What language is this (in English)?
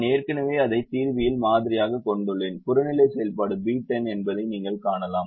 Tamil